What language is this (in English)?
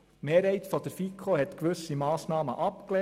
Swiss German